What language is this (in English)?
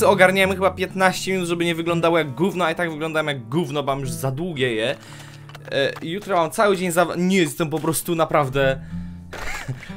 Polish